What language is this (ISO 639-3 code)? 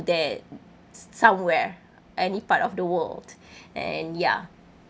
eng